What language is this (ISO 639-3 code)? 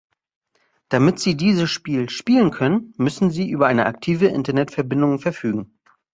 deu